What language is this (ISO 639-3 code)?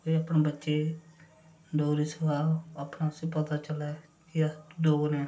doi